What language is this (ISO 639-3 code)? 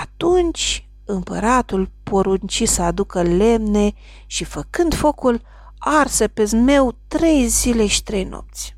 ron